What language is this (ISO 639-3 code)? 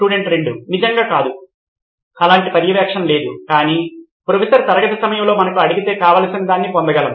tel